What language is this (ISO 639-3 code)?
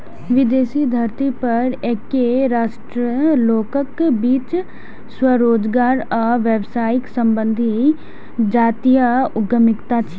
mai